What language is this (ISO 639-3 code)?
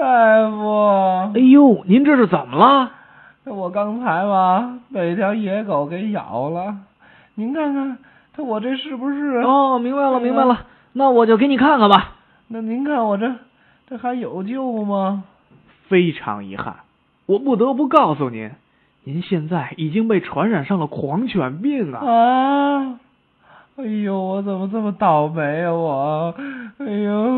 zho